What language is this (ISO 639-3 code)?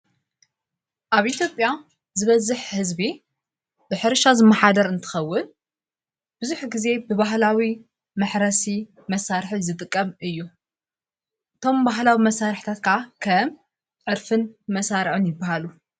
tir